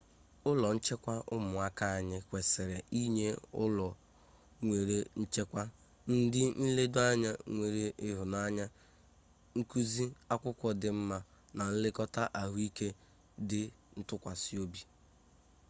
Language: Igbo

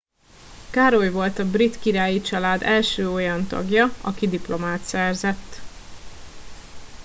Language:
Hungarian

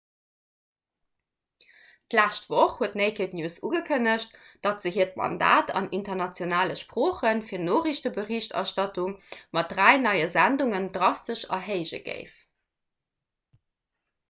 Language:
Luxembourgish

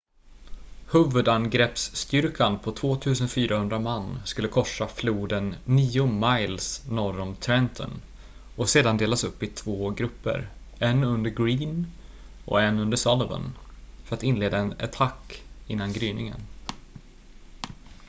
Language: Swedish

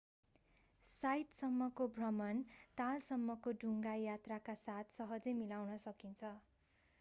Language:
Nepali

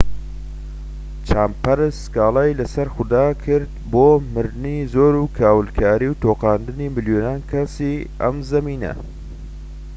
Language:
Central Kurdish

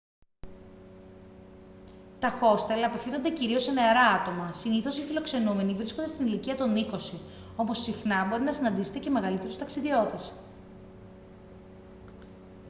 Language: Greek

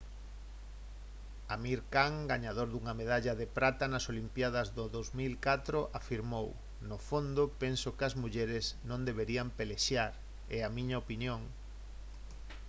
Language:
Galician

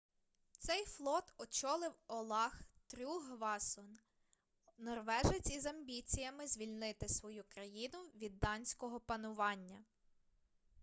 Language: Ukrainian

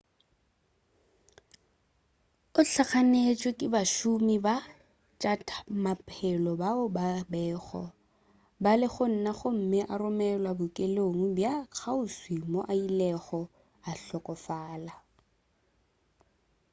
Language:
Northern Sotho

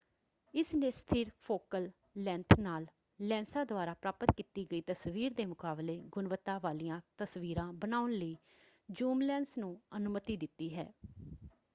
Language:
Punjabi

